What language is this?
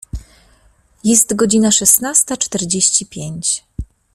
Polish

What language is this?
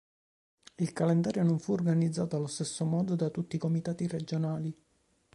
Italian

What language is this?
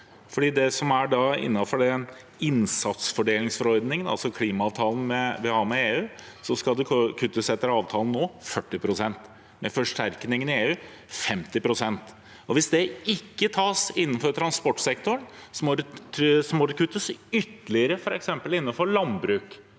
Norwegian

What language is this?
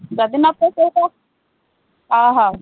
Odia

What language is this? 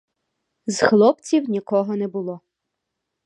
Ukrainian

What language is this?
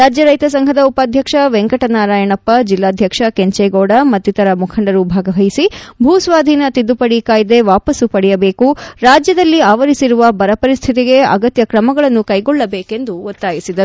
Kannada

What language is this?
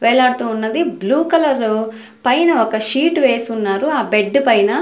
Telugu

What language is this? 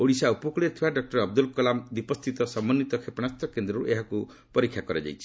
Odia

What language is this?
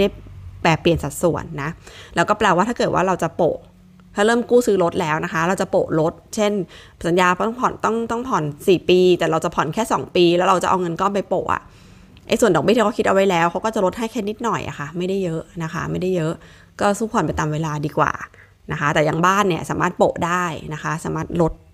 Thai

